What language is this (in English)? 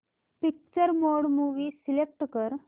Marathi